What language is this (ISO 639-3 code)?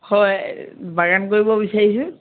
asm